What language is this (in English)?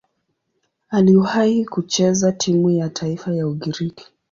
Swahili